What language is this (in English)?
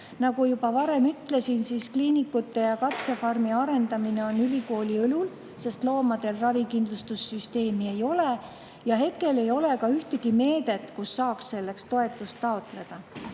Estonian